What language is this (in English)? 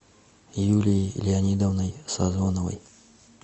Russian